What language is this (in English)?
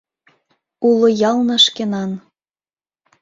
Mari